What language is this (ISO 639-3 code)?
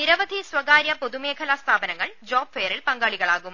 mal